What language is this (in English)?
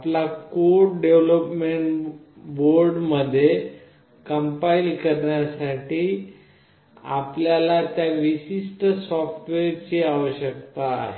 Marathi